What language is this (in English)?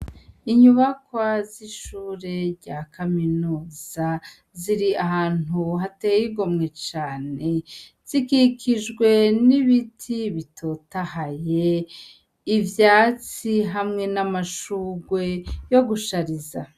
Rundi